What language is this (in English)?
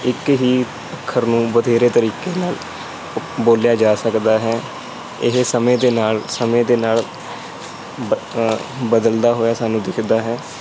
Punjabi